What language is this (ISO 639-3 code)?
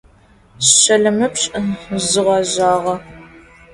ady